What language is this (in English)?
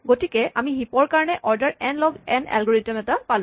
Assamese